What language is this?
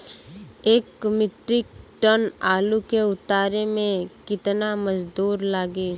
Bhojpuri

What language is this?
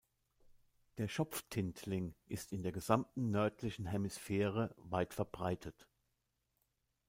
German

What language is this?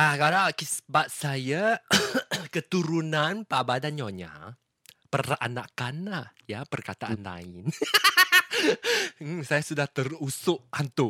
Malay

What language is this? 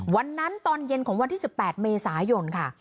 Thai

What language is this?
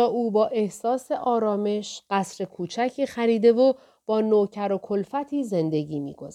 Persian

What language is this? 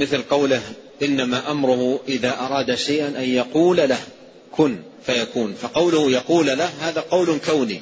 Arabic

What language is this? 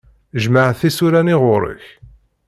Kabyle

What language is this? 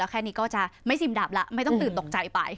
Thai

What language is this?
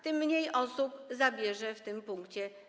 Polish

